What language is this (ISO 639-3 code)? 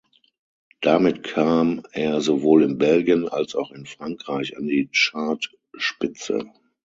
deu